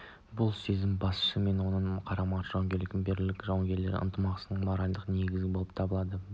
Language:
Kazakh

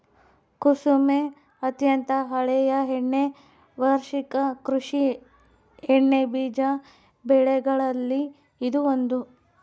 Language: Kannada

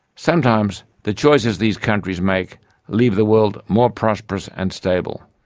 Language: English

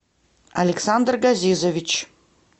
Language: Russian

